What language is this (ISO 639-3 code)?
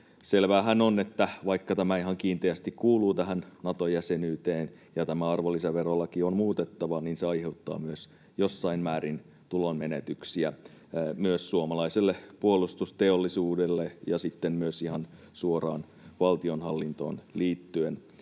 fin